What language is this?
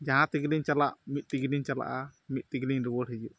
Santali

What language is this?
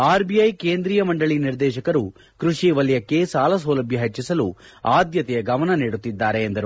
Kannada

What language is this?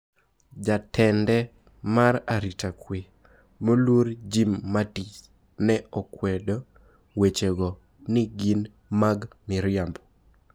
Luo (Kenya and Tanzania)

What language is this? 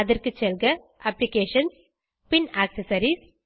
Tamil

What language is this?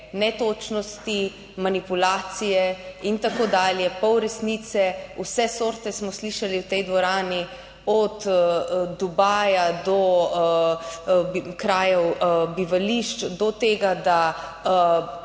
Slovenian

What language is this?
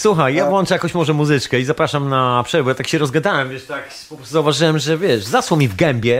Polish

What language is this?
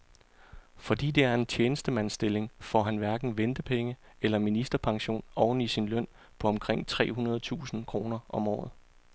Danish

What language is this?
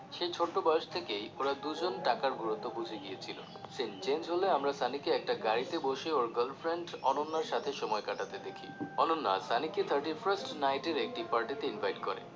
Bangla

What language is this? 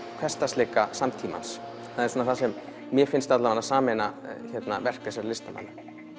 Icelandic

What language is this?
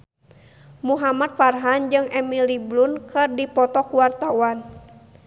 Sundanese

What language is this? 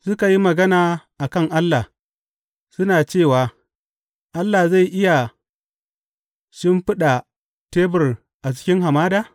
Hausa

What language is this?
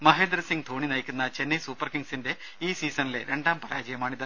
Malayalam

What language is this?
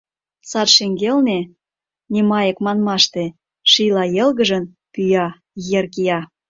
Mari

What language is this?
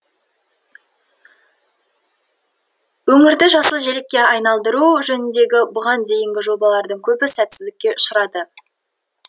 Kazakh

